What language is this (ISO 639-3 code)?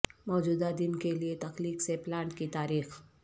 urd